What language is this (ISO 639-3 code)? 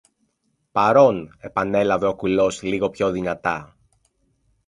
ell